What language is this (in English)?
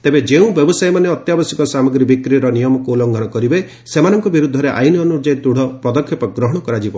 Odia